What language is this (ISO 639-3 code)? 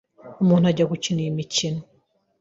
kin